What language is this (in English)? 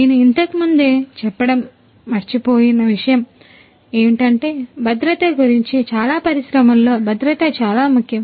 Telugu